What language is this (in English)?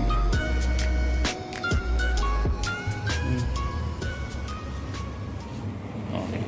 Filipino